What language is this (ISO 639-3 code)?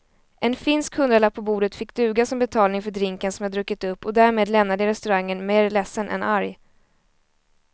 swe